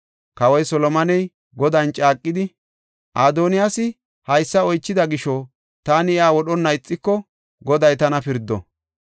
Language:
Gofa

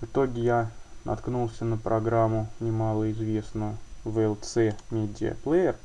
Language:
Russian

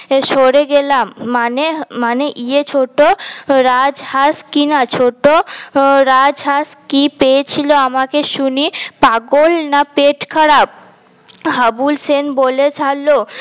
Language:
Bangla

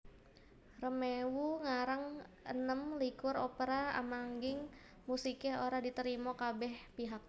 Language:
Javanese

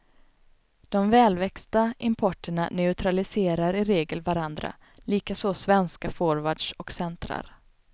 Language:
Swedish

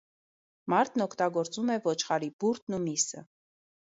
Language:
Armenian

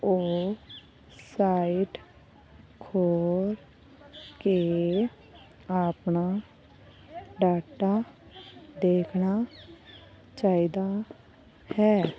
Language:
Punjabi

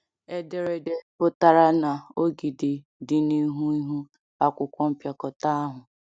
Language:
Igbo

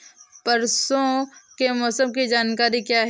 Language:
Hindi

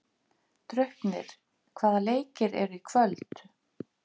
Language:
Icelandic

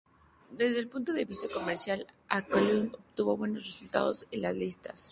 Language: Spanish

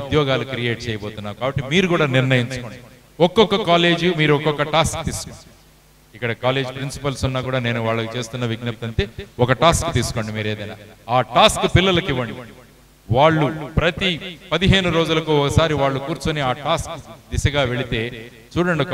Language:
Telugu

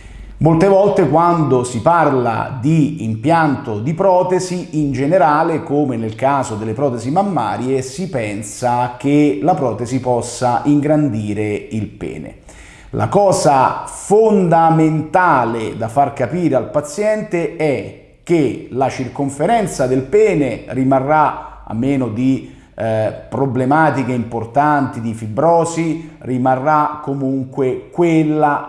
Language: Italian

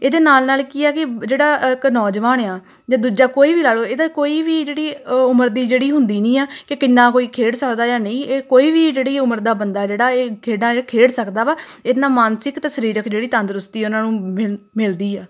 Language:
Punjabi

